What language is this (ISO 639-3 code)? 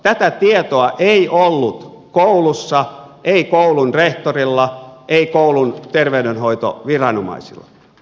fin